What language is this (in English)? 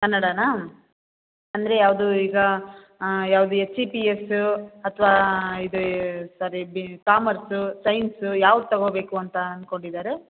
Kannada